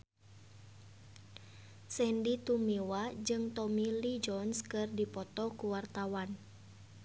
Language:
Sundanese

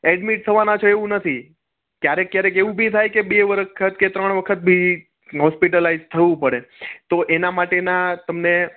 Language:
Gujarati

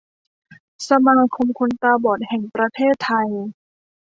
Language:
Thai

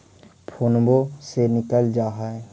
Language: Magahi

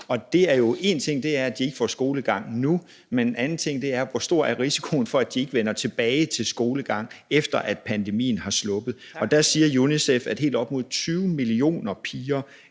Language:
Danish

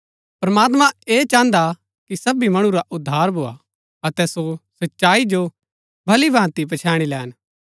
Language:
Gaddi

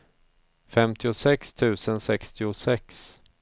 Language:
Swedish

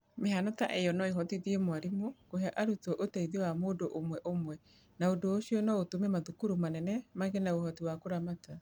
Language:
Kikuyu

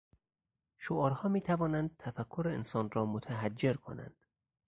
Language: Persian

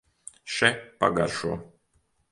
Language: Latvian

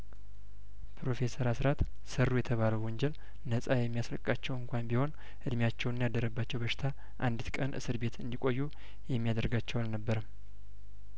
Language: Amharic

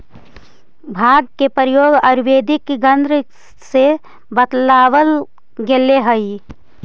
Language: Magahi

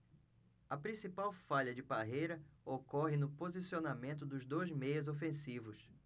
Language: Portuguese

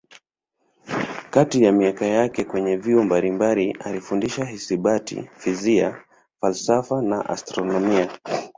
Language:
Swahili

